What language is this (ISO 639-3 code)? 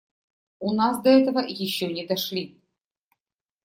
rus